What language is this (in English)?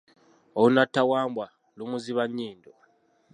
Ganda